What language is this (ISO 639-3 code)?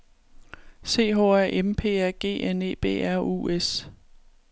dan